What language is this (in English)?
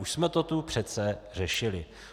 Czech